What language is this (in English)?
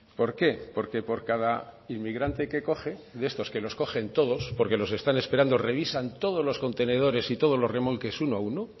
Spanish